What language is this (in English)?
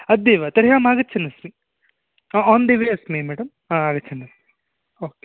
Sanskrit